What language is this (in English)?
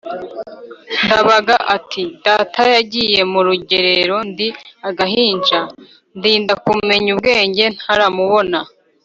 Kinyarwanda